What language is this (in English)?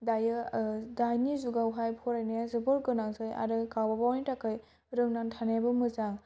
Bodo